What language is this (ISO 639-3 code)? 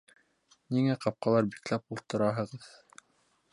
bak